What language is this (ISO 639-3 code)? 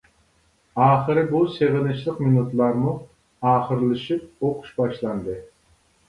uig